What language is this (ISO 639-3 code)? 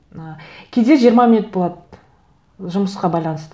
kaz